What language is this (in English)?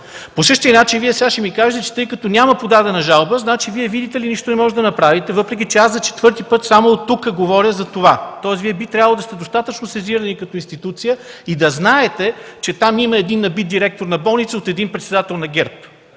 Bulgarian